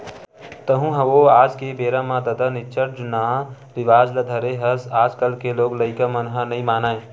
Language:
Chhattisgarhi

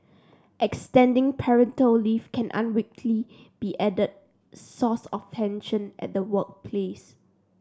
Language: English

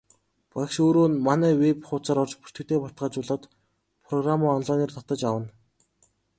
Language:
Mongolian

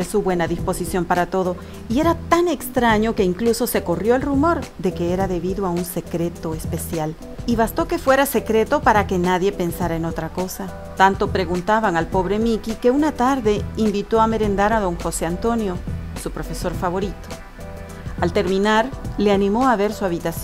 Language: Spanish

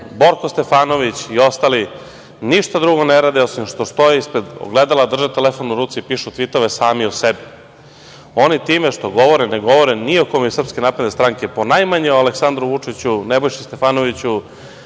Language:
Serbian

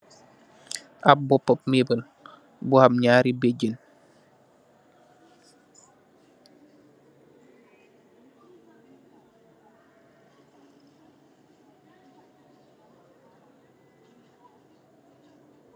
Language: Wolof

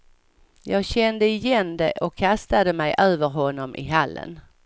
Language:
Swedish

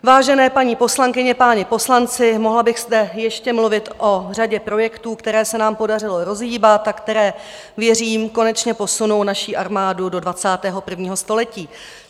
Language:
Czech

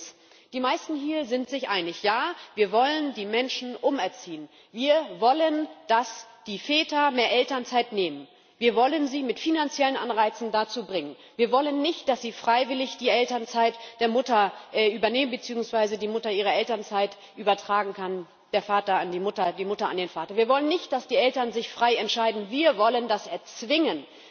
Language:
German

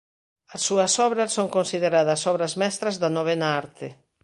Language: Galician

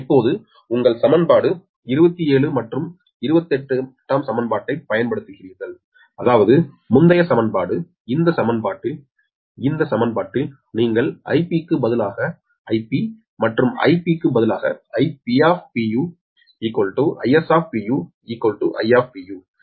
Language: Tamil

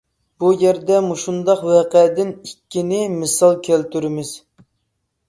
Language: Uyghur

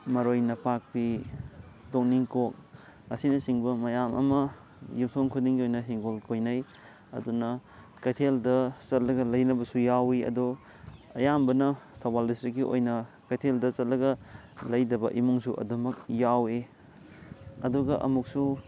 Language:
Manipuri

